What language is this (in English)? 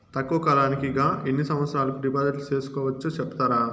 Telugu